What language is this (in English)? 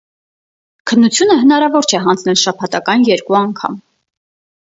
Armenian